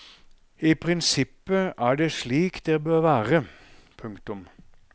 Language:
Norwegian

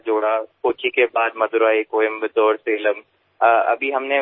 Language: Gujarati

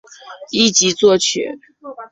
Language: Chinese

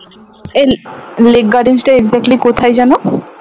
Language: Bangla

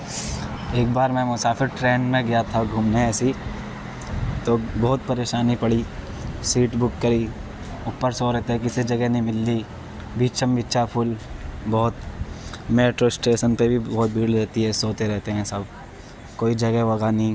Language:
Urdu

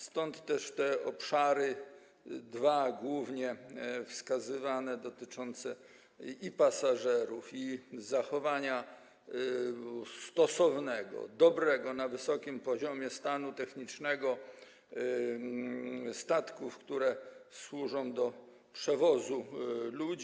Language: Polish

